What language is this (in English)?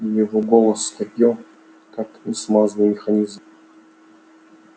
Russian